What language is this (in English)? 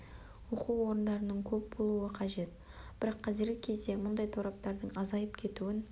Kazakh